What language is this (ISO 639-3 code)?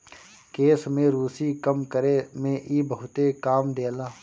bho